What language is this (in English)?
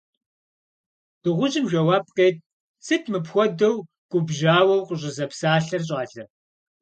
Kabardian